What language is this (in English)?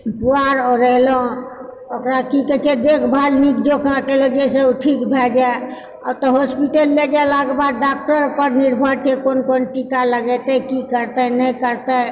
Maithili